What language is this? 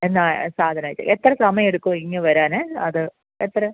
Malayalam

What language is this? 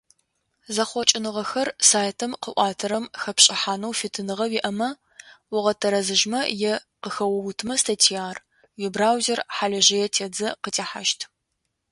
Adyghe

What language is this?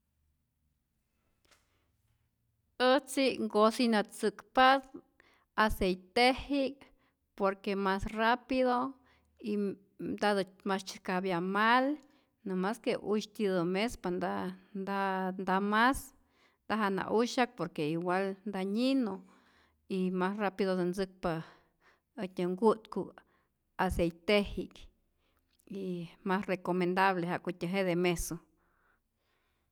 Rayón Zoque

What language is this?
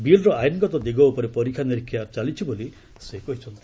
Odia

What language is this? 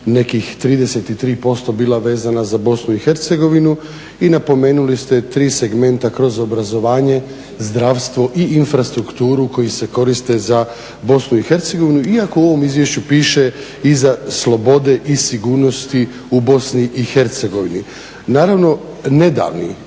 Croatian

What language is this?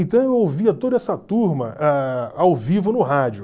Portuguese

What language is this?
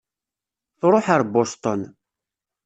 Kabyle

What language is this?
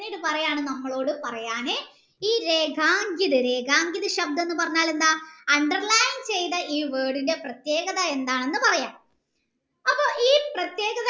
Malayalam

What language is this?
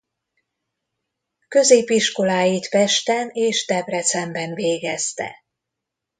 Hungarian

